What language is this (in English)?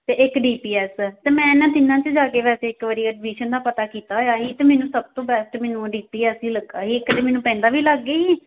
Punjabi